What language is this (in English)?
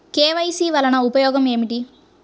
Telugu